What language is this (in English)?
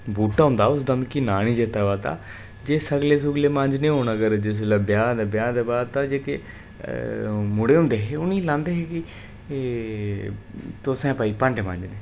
Dogri